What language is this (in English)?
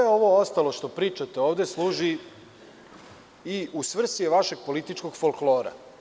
Serbian